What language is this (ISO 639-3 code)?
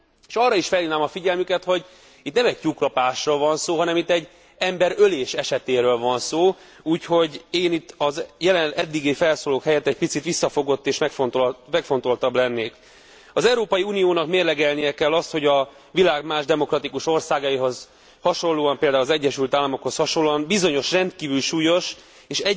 hun